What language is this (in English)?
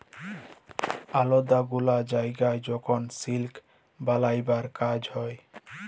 Bangla